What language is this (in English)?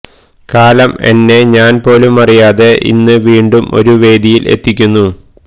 Malayalam